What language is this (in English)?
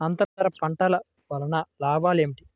Telugu